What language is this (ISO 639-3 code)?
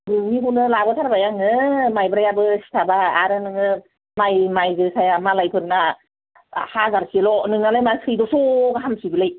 brx